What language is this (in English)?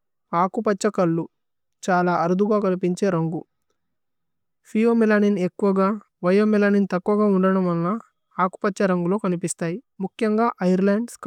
Tulu